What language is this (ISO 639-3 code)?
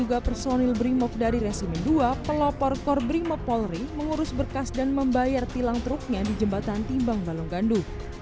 ind